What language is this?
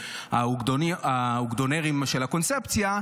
Hebrew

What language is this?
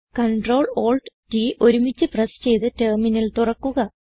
Malayalam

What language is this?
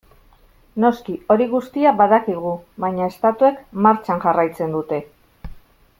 Basque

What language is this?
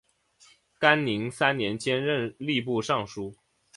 Chinese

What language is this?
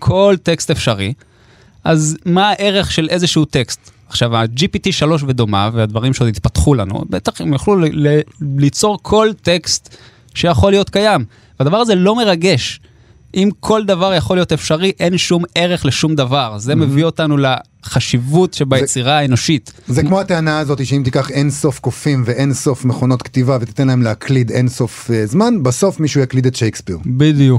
Hebrew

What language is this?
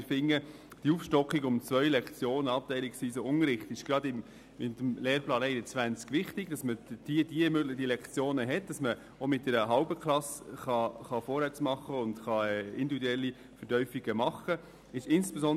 Swiss German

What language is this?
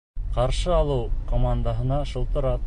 Bashkir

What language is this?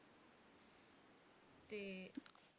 Punjabi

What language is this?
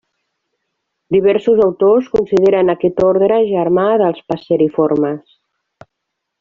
Catalan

